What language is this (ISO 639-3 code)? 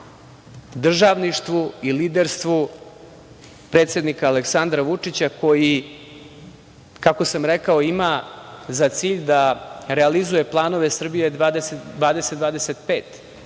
srp